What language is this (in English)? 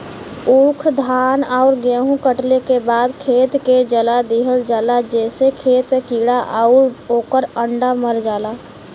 Bhojpuri